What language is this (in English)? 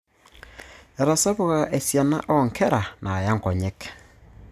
Masai